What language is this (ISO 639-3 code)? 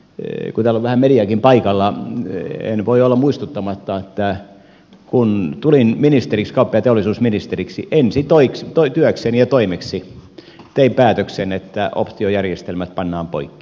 fin